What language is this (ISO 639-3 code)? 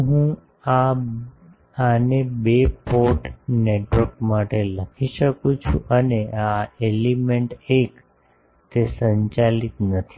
guj